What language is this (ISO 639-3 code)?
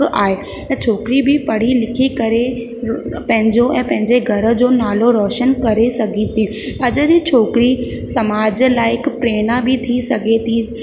snd